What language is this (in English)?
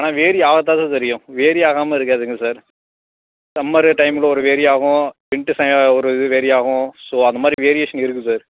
Tamil